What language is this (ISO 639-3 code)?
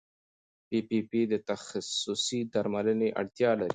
pus